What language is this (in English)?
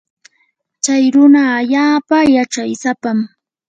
Yanahuanca Pasco Quechua